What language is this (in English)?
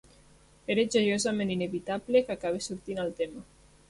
Catalan